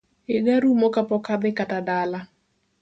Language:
Luo (Kenya and Tanzania)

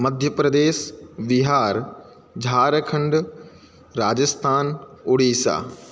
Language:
Sanskrit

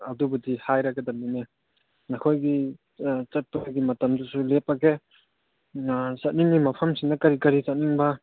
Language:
Manipuri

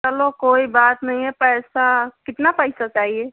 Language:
Hindi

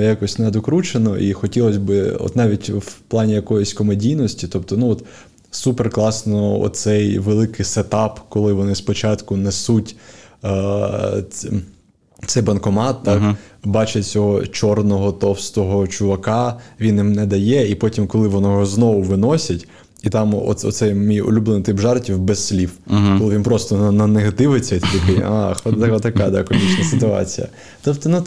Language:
Ukrainian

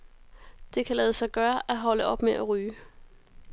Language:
Danish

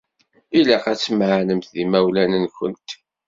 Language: Kabyle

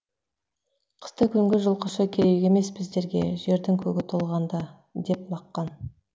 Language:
Kazakh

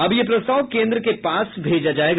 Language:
Hindi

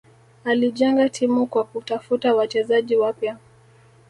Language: Swahili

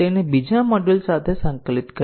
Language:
Gujarati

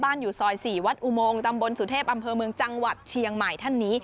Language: Thai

